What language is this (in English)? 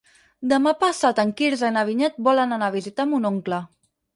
Catalan